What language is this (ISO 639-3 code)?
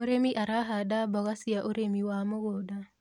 kik